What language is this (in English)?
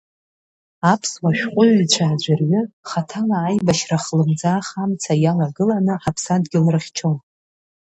Abkhazian